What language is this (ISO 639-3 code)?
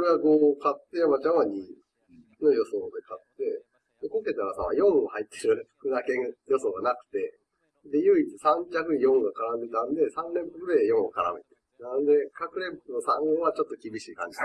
jpn